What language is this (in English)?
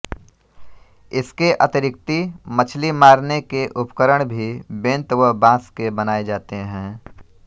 Hindi